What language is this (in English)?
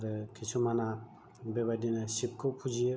Bodo